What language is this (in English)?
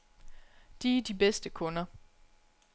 Danish